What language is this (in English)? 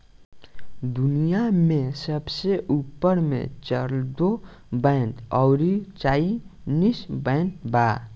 Bhojpuri